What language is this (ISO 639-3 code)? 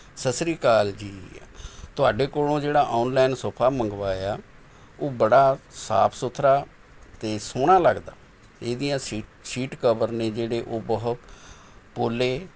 pan